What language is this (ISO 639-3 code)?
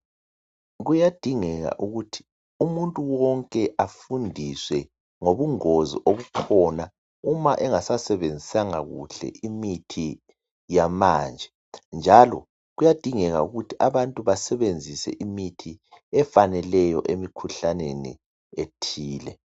nde